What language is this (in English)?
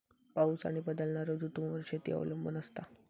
Marathi